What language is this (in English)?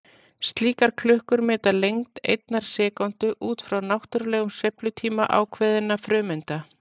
Icelandic